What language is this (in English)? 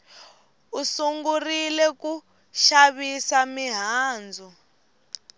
Tsonga